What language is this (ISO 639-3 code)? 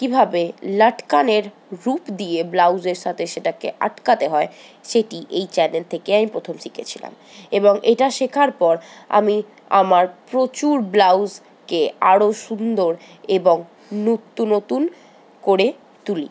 ben